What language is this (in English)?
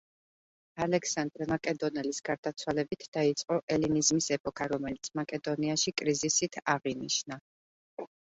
Georgian